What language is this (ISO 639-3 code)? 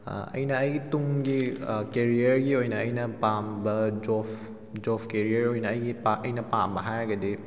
mni